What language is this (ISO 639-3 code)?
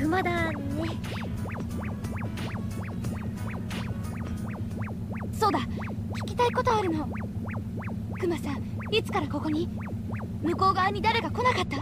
jpn